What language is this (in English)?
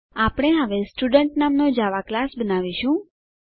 Gujarati